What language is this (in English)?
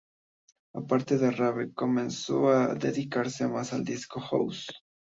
Spanish